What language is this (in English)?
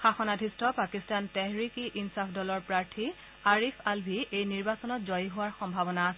Assamese